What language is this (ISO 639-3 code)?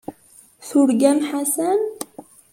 kab